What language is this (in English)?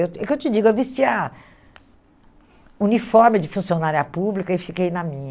Portuguese